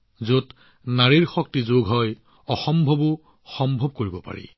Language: Assamese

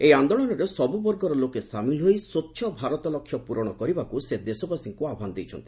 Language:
Odia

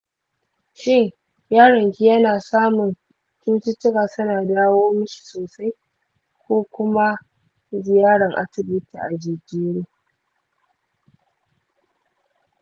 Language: Hausa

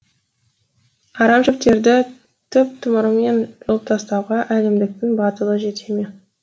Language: Kazakh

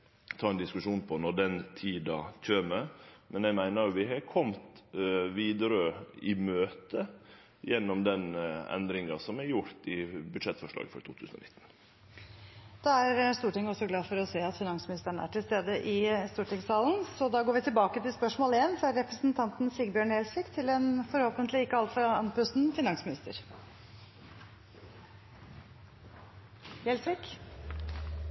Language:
Norwegian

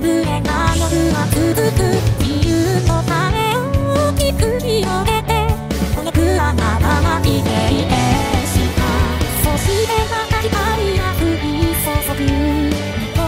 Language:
Japanese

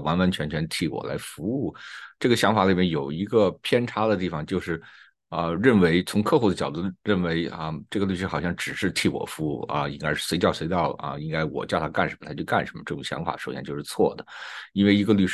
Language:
Chinese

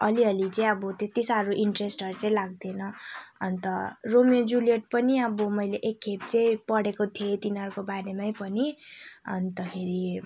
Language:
Nepali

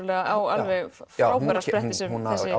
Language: Icelandic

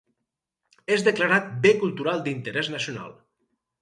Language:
Catalan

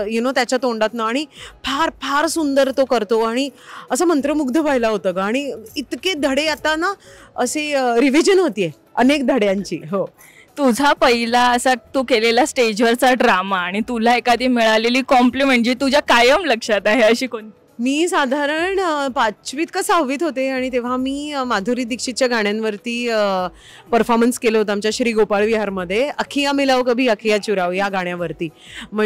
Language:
Marathi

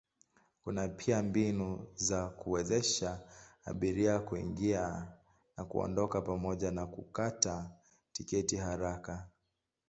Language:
Swahili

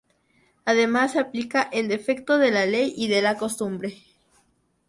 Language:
Spanish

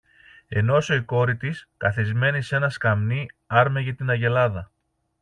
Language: Greek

